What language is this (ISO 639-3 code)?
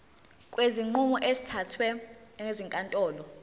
zul